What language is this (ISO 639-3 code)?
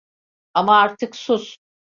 tur